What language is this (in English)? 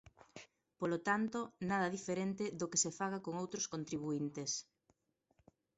Galician